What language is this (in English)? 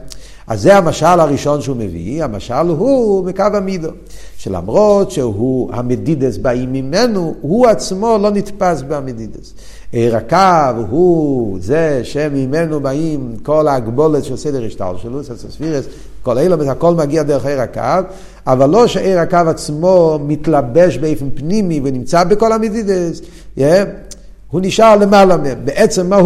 Hebrew